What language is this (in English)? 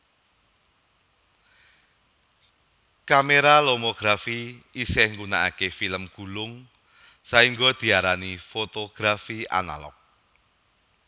Javanese